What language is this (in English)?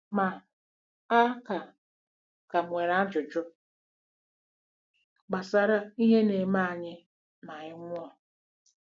Igbo